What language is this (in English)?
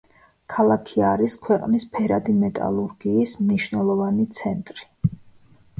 Georgian